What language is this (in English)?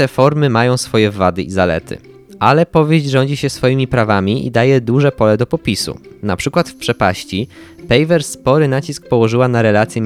Polish